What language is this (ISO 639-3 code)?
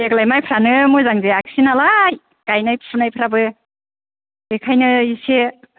brx